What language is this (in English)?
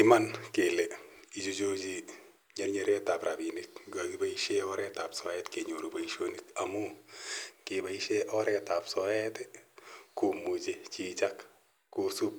Kalenjin